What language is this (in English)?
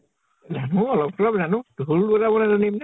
Assamese